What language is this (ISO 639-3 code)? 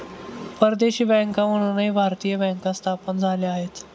mar